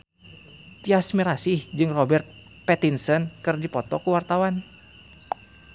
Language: Sundanese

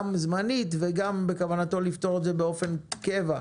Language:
Hebrew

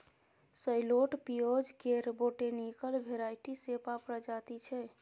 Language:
Maithili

